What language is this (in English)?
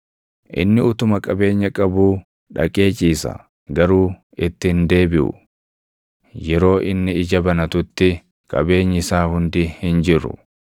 Oromo